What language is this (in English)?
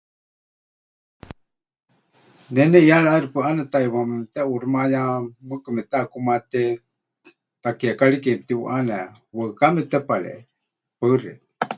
Huichol